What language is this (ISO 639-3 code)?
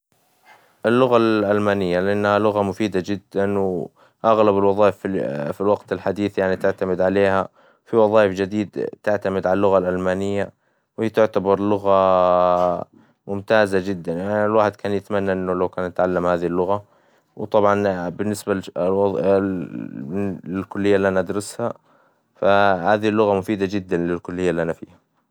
acw